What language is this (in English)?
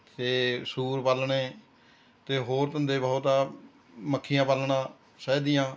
Punjabi